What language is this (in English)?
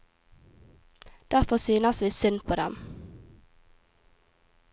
Norwegian